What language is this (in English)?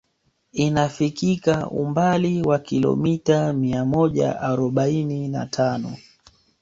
Swahili